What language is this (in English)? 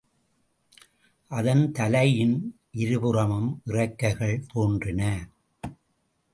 Tamil